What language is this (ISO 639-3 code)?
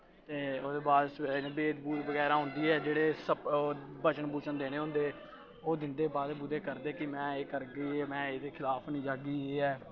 doi